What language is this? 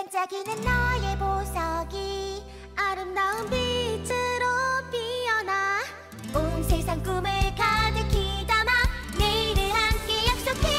Korean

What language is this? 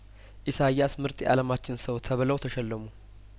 Amharic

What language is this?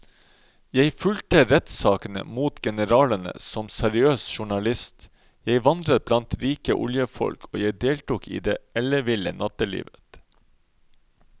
Norwegian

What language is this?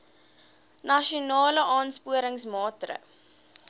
Afrikaans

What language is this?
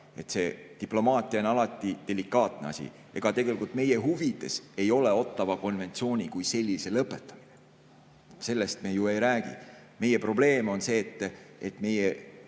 Estonian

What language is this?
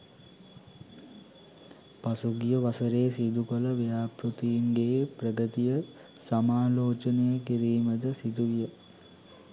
Sinhala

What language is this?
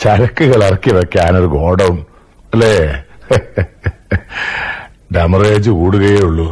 Malayalam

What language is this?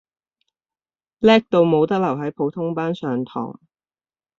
Cantonese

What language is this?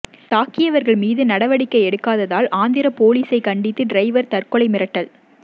Tamil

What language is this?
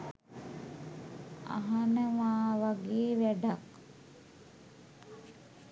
Sinhala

